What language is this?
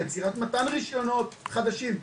Hebrew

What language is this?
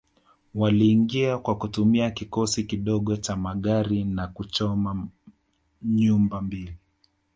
Swahili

